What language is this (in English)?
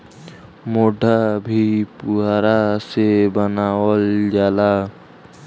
Bhojpuri